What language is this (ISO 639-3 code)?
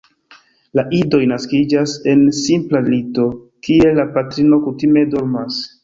epo